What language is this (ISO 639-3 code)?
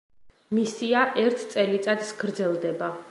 kat